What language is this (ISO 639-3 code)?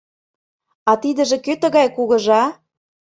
chm